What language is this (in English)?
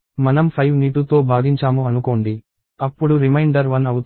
Telugu